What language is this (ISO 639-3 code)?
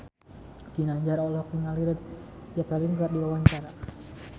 sun